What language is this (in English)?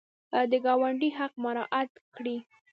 Pashto